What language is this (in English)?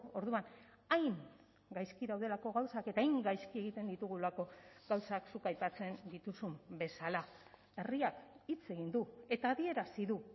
Basque